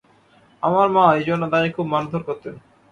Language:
Bangla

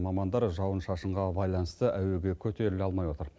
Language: Kazakh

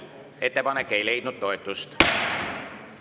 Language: Estonian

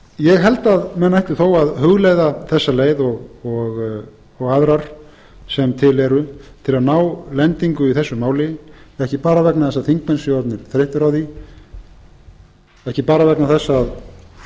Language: Icelandic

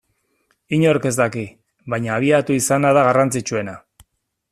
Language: Basque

